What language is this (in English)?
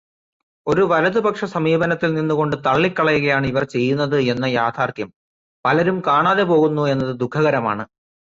Malayalam